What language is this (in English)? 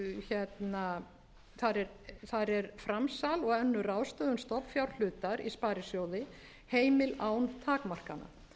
Icelandic